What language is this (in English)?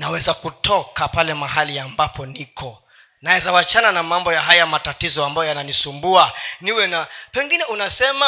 Swahili